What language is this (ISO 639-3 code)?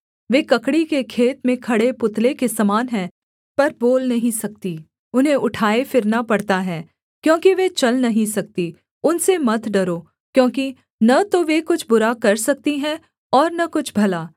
hin